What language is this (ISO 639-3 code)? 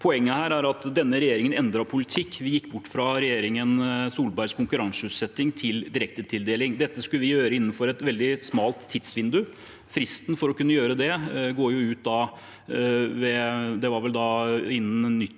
nor